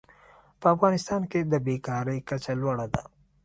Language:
Pashto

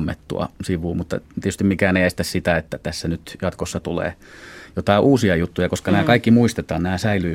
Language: Finnish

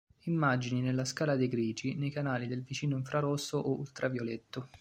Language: Italian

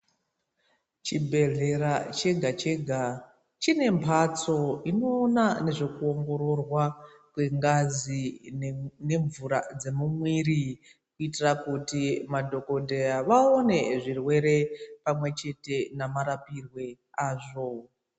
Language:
Ndau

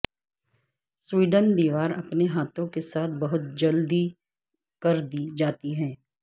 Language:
Urdu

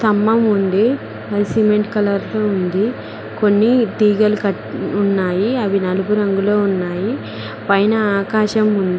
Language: Telugu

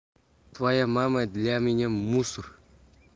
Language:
Russian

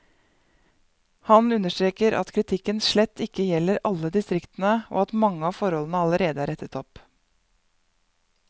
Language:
Norwegian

